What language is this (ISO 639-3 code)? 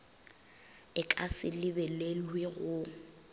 nso